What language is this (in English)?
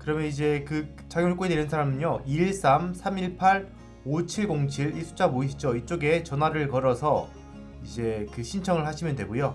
Korean